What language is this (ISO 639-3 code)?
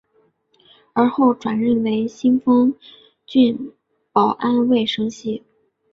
zho